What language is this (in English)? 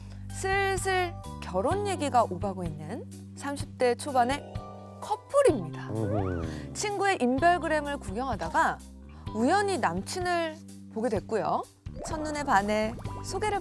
Korean